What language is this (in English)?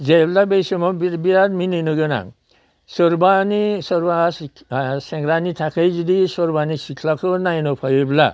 Bodo